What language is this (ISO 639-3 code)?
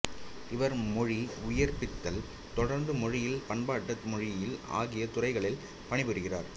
tam